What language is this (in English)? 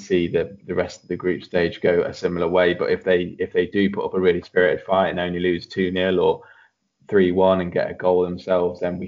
English